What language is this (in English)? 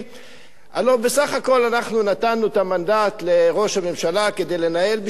Hebrew